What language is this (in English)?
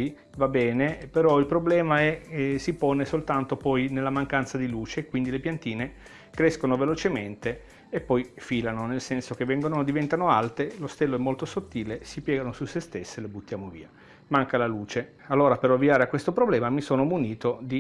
Italian